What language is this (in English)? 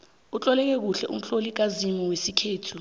South Ndebele